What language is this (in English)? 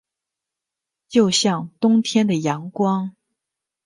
Chinese